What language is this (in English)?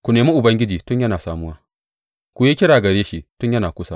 Hausa